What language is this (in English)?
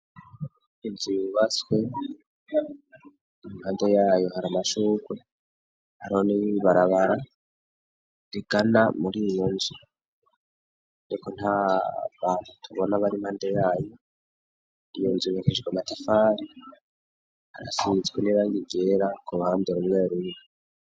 Rundi